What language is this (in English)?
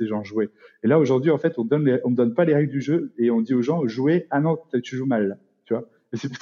French